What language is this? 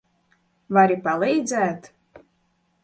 Latvian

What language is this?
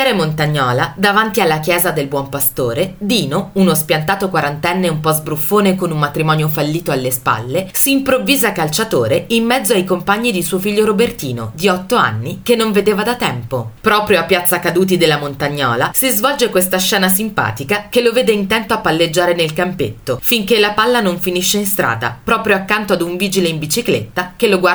Italian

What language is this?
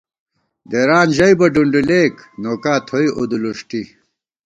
Gawar-Bati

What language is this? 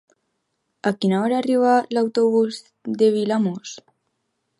Catalan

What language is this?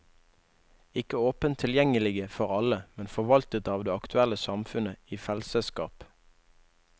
Norwegian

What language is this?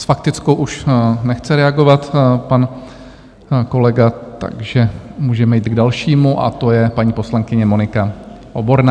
Czech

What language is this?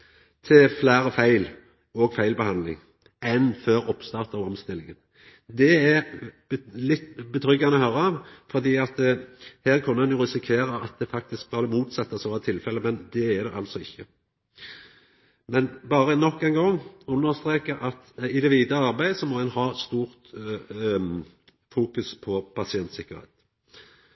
Norwegian Nynorsk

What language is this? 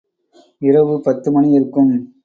Tamil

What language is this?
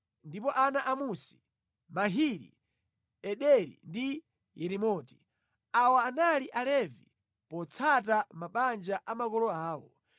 Nyanja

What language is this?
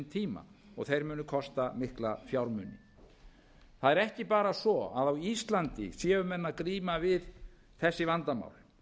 Icelandic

